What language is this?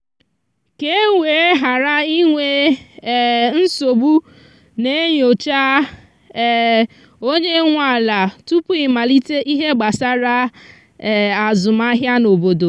Igbo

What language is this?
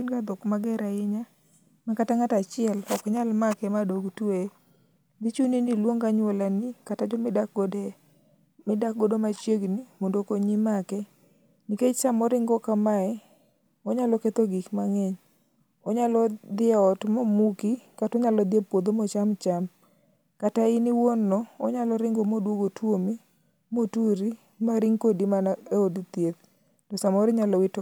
Luo (Kenya and Tanzania)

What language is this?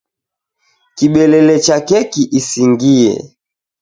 Taita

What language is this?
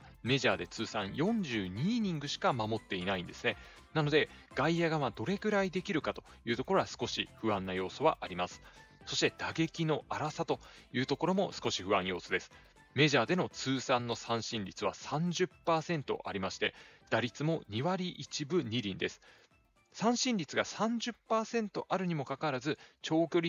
Japanese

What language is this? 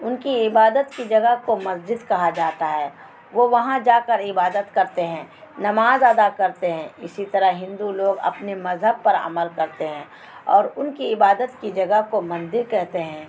Urdu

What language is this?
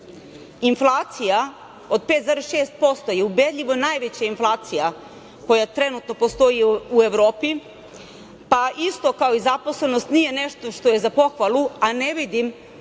Serbian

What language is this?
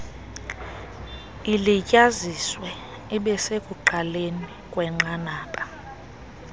Xhosa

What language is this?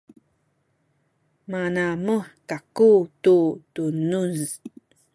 Sakizaya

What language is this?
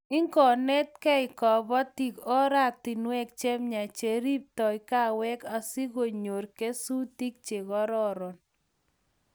Kalenjin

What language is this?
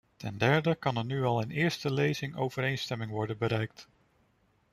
Dutch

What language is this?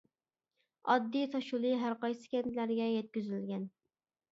Uyghur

